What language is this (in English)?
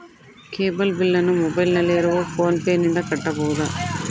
Kannada